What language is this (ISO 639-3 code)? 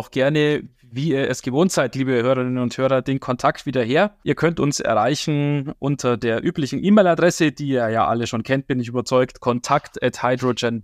deu